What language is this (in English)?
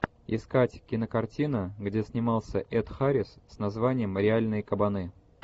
Russian